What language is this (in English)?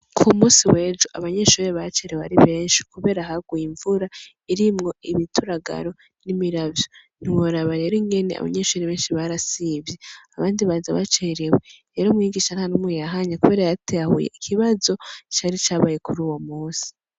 Rundi